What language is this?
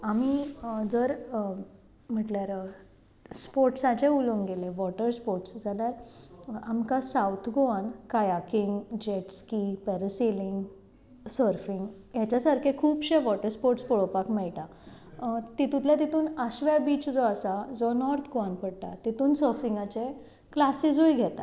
Konkani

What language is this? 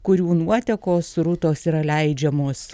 Lithuanian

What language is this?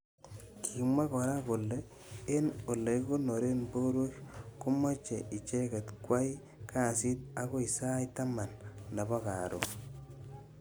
Kalenjin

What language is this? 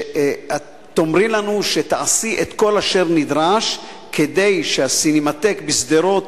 Hebrew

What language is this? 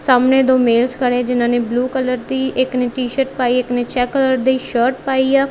Punjabi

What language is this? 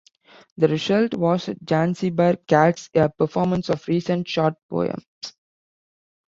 English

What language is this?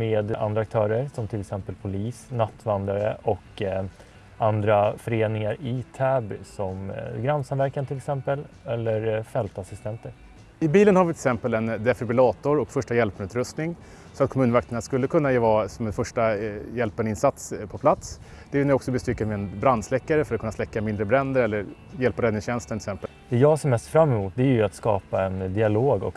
Swedish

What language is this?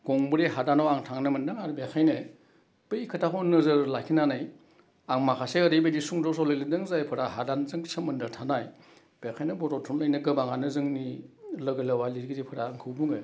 Bodo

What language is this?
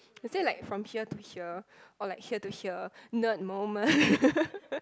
English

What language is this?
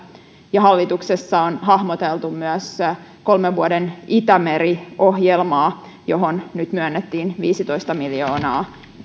Finnish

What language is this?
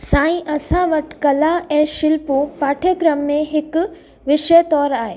Sindhi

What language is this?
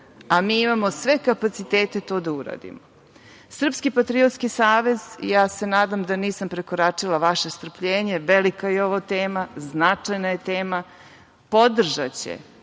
Serbian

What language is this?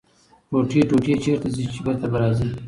Pashto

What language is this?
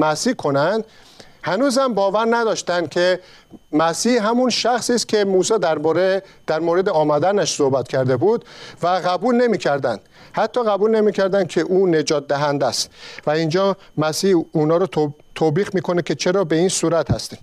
Persian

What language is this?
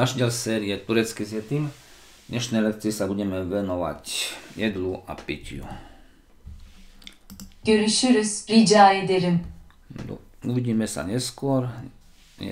Turkish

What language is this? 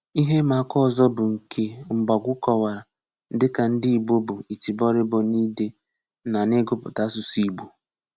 Igbo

